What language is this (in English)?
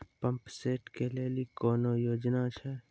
Maithili